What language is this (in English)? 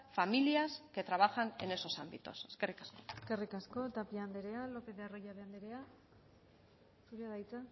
Basque